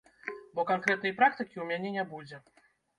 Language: Belarusian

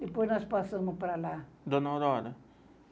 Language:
Portuguese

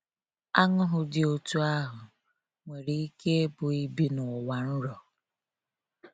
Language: Igbo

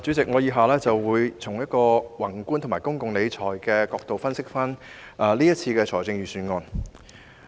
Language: Cantonese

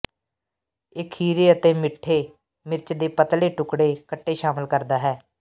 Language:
Punjabi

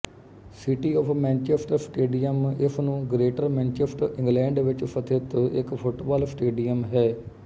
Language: Punjabi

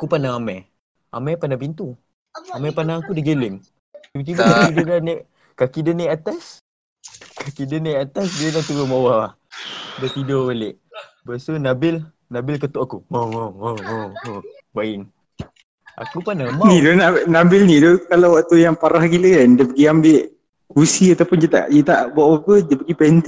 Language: Malay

